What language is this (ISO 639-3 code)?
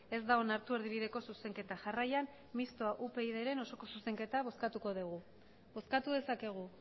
eus